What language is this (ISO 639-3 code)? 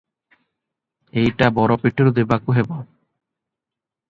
ori